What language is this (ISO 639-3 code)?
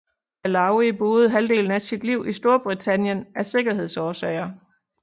dan